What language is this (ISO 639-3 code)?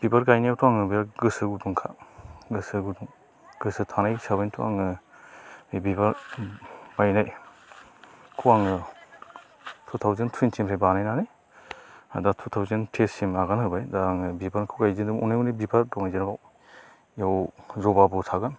brx